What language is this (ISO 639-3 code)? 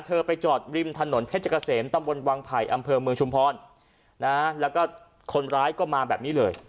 tha